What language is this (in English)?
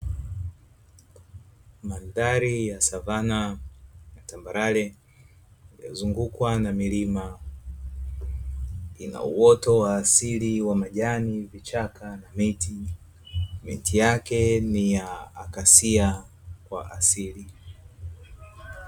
Swahili